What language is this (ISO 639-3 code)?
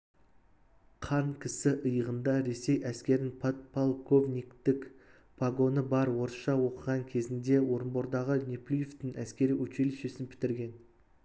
kaz